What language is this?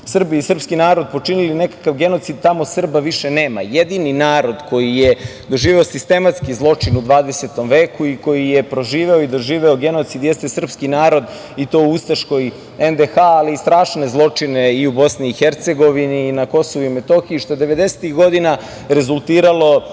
Serbian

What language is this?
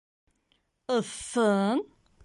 Bashkir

